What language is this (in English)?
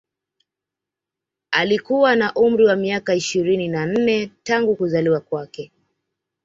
Swahili